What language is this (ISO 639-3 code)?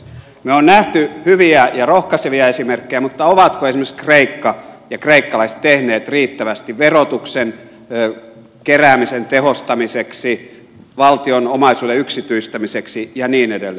fin